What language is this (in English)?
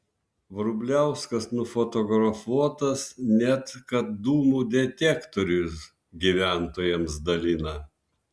Lithuanian